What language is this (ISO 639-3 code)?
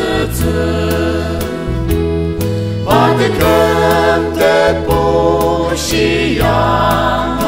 tha